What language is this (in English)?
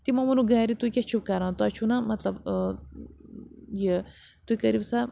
Kashmiri